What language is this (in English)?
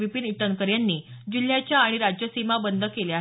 Marathi